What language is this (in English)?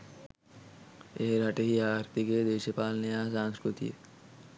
Sinhala